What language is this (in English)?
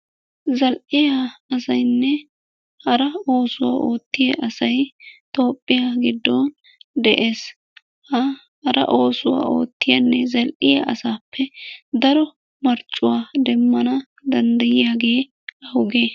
Wolaytta